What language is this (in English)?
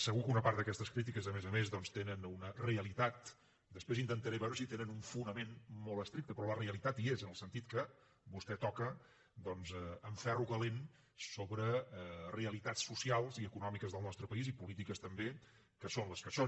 Catalan